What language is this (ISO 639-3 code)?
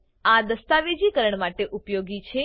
guj